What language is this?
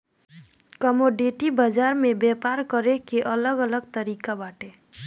Bhojpuri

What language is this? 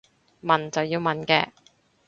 Cantonese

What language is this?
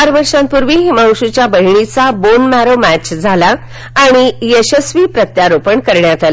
Marathi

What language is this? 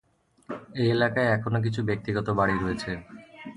Bangla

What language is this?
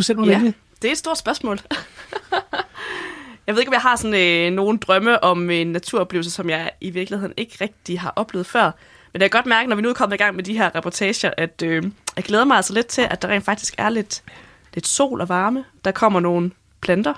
Danish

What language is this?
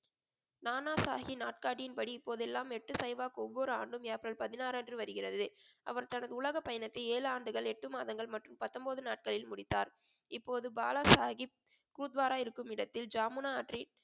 Tamil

